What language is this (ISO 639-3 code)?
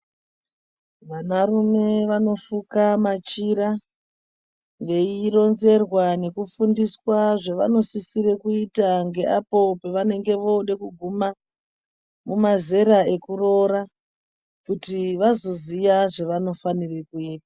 ndc